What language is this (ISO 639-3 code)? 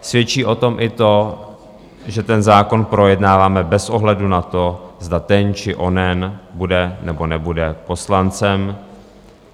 ces